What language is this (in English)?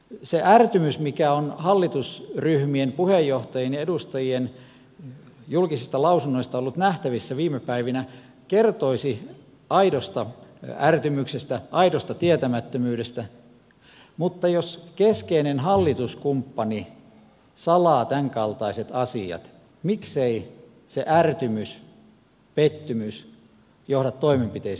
Finnish